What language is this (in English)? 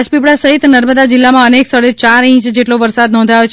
Gujarati